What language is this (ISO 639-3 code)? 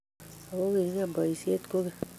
kln